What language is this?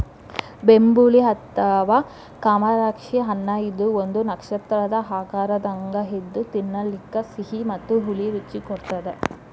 Kannada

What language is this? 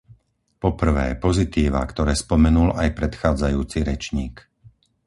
Slovak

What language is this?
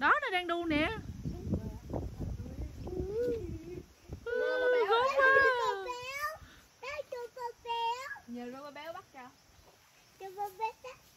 Vietnamese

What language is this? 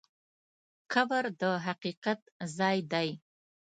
Pashto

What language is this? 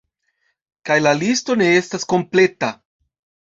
Esperanto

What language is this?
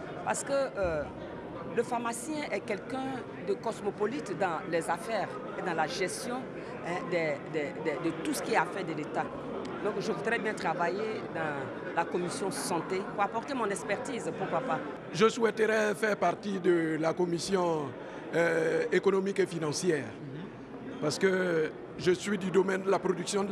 French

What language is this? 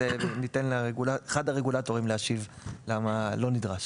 Hebrew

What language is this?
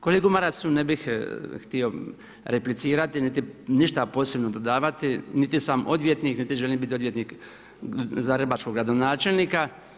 Croatian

